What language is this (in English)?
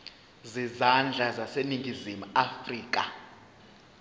Zulu